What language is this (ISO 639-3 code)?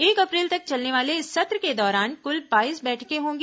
hin